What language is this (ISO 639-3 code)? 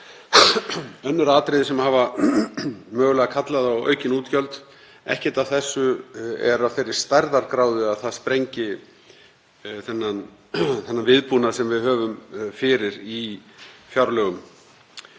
isl